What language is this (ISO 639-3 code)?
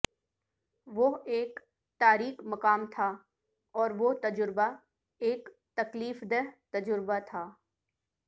urd